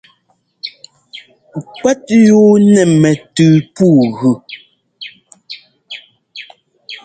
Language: Ngomba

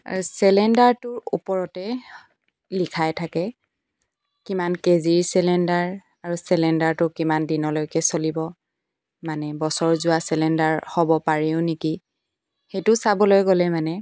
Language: Assamese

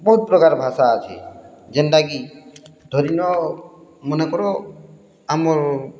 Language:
Odia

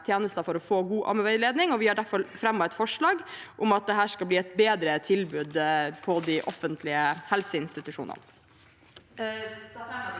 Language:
Norwegian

